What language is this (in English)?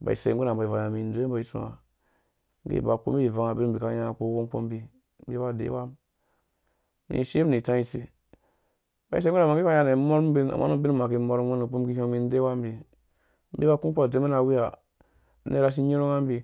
Dũya